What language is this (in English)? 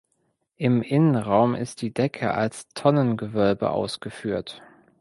German